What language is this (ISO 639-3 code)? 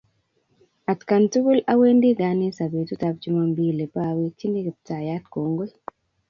kln